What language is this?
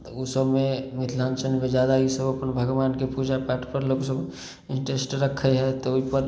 Maithili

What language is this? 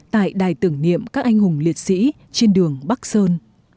Vietnamese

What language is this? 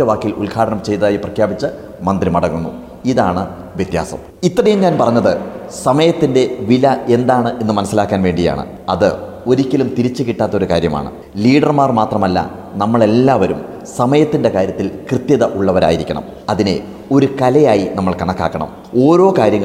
Malayalam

